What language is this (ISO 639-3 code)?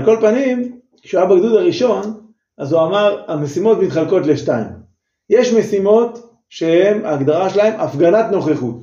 heb